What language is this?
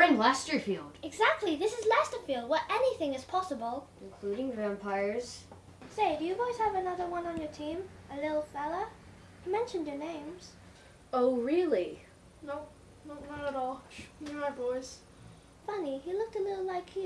English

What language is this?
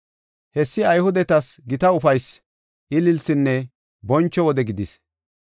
Gofa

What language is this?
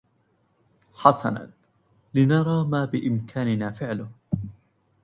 Arabic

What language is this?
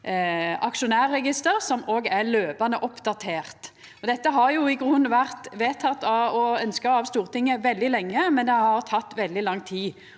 Norwegian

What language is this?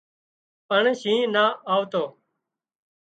Wadiyara Koli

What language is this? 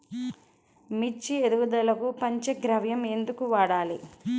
Telugu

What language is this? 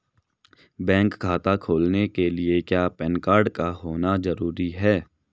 Hindi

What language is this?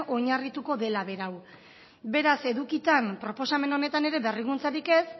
Basque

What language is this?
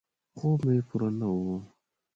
Pashto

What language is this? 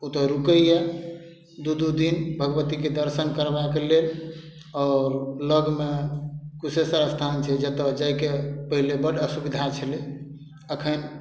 Maithili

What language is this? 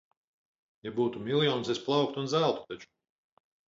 Latvian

